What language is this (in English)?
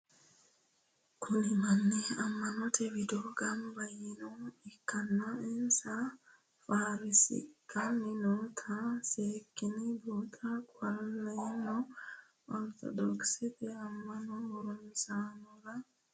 Sidamo